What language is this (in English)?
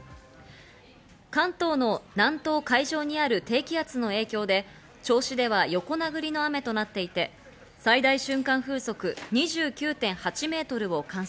Japanese